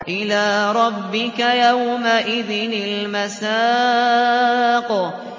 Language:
Arabic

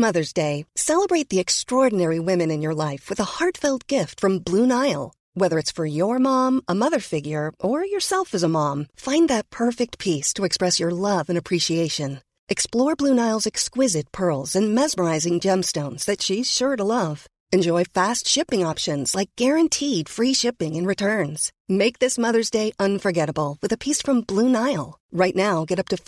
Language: Dutch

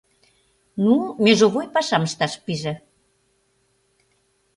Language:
Mari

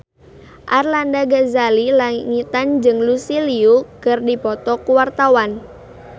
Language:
Sundanese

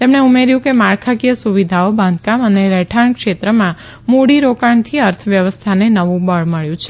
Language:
Gujarati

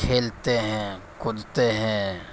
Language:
Urdu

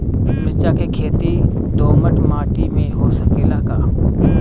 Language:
Bhojpuri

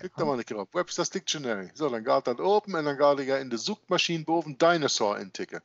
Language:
Dutch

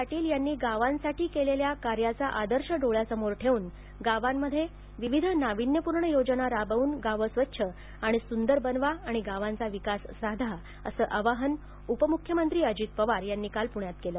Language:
Marathi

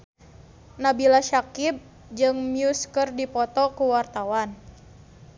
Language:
Sundanese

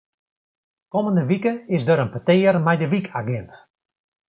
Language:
Western Frisian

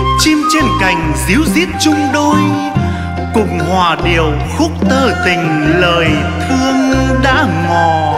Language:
Vietnamese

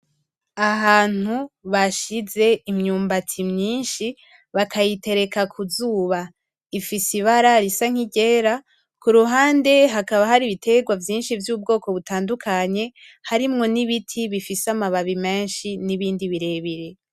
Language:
Rundi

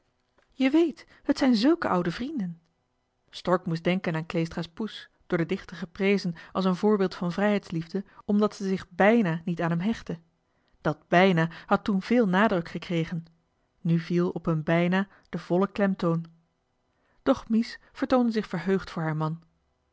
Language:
Dutch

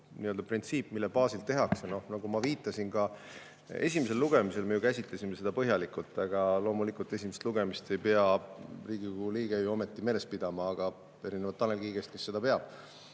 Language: Estonian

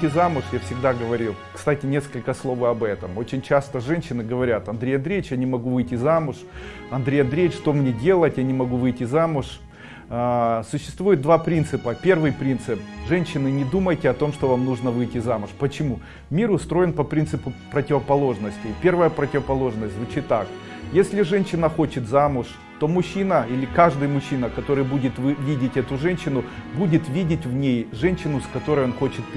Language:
Russian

